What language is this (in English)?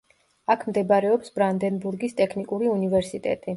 Georgian